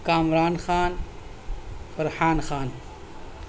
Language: Urdu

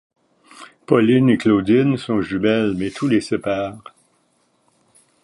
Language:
French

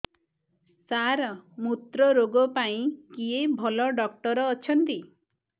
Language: Odia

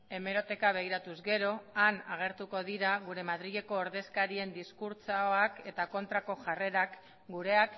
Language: Basque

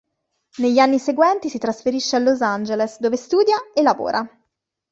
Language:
Italian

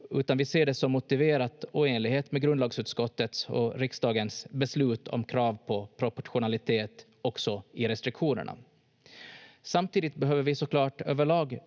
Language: Finnish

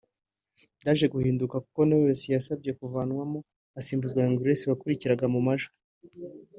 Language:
Kinyarwanda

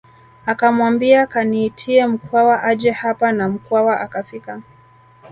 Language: Swahili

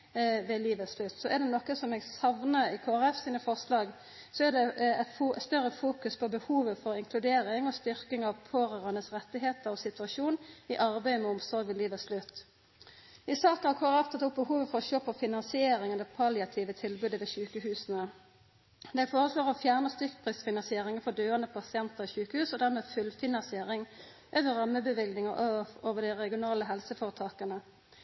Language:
Norwegian Nynorsk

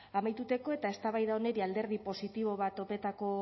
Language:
Basque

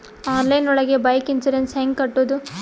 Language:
Kannada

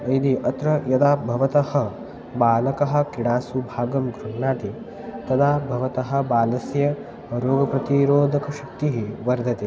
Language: Sanskrit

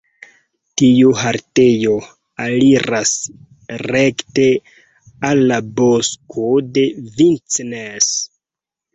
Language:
Esperanto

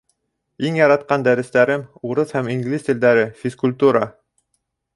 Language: Bashkir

